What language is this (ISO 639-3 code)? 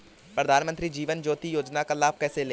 hin